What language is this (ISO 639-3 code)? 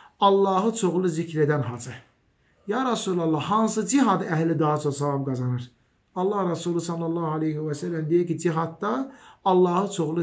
tur